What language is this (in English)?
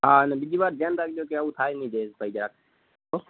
Gujarati